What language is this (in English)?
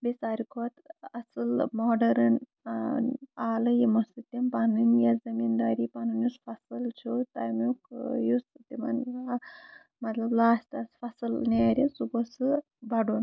Kashmiri